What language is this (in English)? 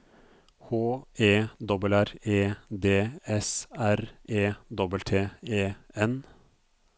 Norwegian